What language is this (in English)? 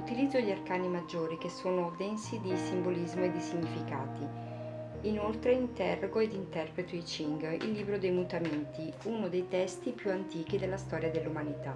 Italian